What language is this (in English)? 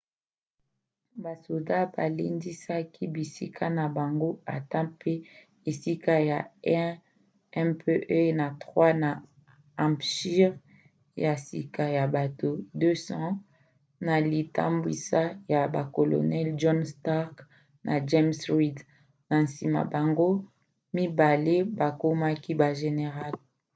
Lingala